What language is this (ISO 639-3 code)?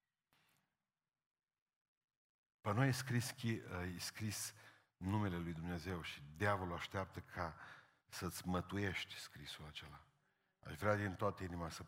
ron